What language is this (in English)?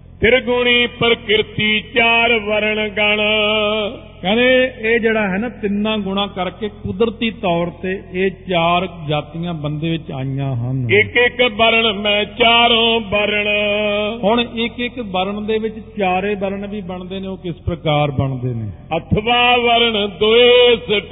Punjabi